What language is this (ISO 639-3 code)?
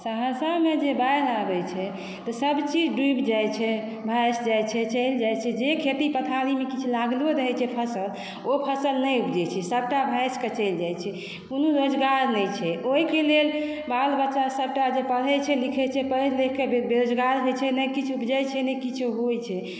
mai